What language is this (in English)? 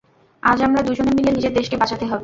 Bangla